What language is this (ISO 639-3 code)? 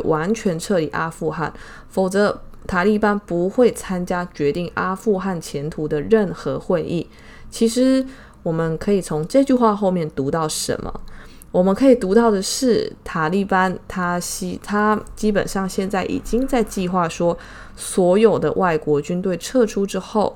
zho